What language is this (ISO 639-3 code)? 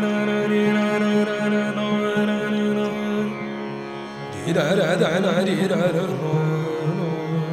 hin